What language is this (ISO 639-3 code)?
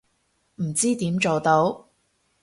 yue